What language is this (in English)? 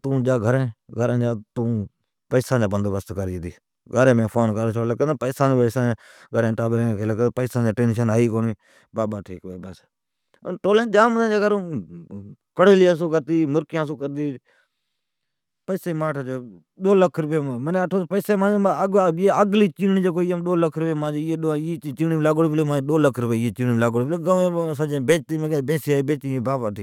Od